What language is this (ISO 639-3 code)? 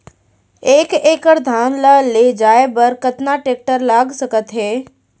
hne